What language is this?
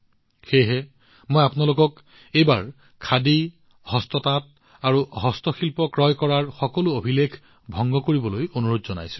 Assamese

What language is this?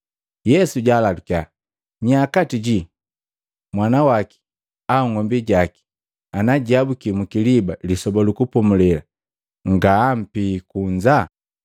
Matengo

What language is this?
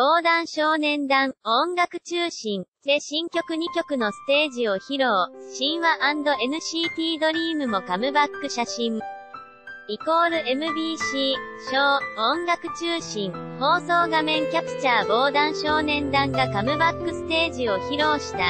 Japanese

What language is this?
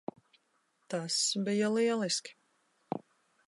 Latvian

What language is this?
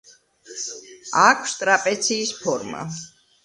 Georgian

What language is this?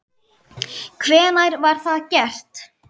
Icelandic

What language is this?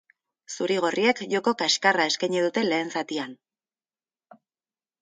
Basque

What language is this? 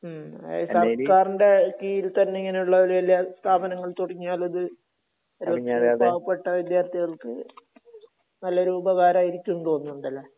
Malayalam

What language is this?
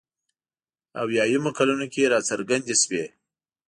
Pashto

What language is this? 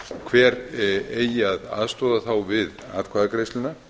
Icelandic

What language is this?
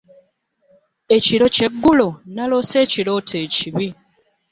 Ganda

